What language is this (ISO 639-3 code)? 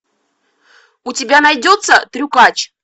rus